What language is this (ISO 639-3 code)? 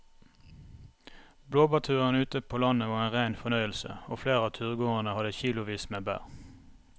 nor